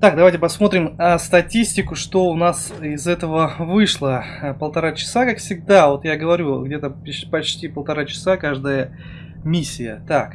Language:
Russian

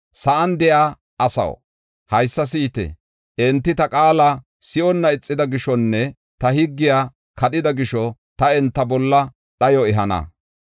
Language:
Gofa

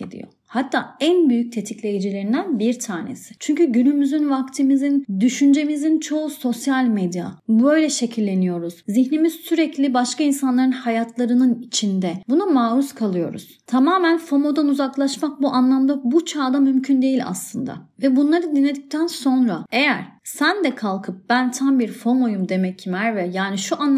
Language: Turkish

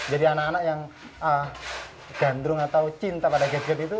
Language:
Indonesian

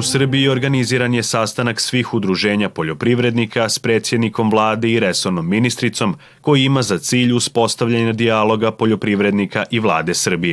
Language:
Croatian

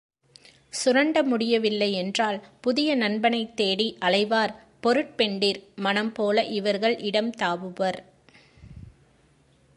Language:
Tamil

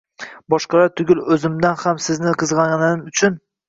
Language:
Uzbek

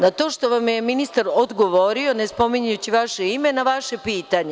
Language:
Serbian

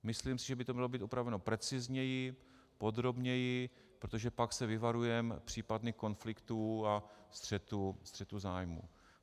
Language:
Czech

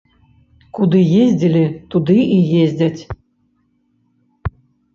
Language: Belarusian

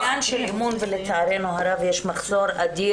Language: Hebrew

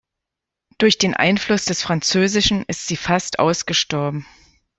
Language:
German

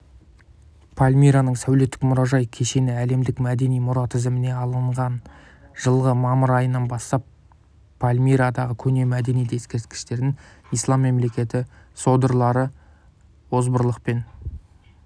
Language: Kazakh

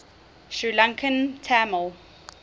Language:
English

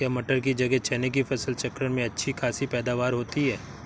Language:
Hindi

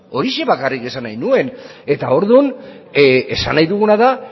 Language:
Basque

